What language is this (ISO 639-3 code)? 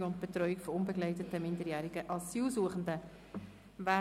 gsw